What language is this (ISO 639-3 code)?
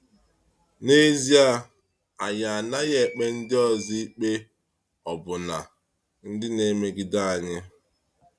ibo